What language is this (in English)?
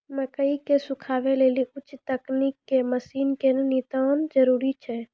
Maithili